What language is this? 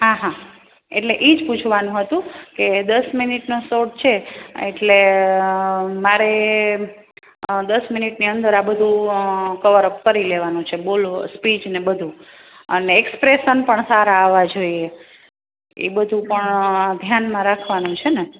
Gujarati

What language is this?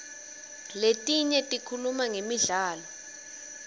Swati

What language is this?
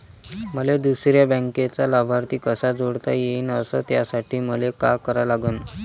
Marathi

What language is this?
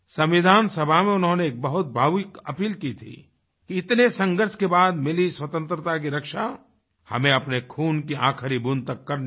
Hindi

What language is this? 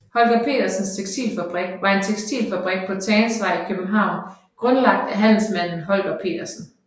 Danish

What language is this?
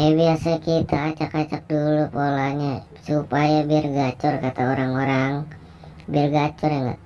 Indonesian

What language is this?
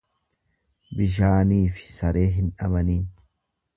Oromo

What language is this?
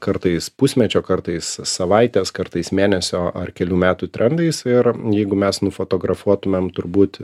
Lithuanian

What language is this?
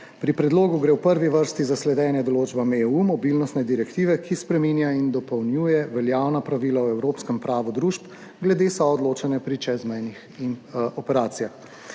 Slovenian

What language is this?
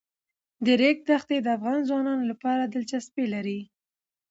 Pashto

